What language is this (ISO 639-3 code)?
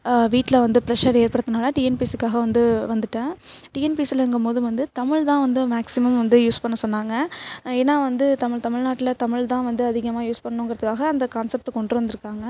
tam